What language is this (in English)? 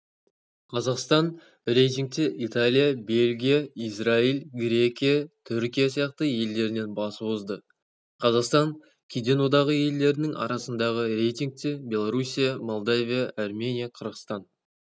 Kazakh